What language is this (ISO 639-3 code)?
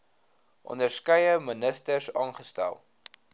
afr